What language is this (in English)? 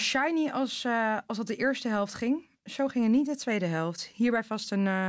Dutch